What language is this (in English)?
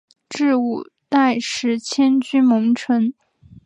Chinese